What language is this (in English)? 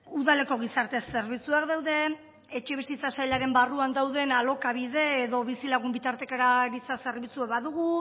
Basque